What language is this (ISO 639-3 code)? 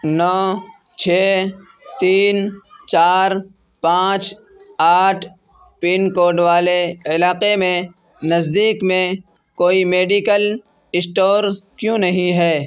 urd